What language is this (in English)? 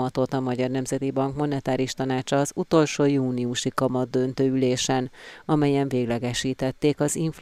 Hungarian